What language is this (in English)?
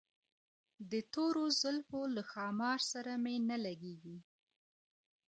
Pashto